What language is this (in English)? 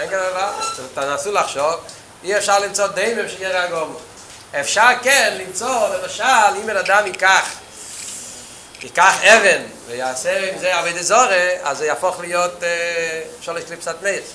Hebrew